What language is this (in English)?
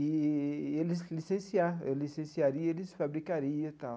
Portuguese